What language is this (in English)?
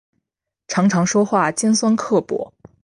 Chinese